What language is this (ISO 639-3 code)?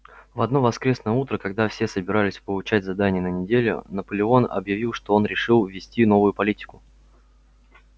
rus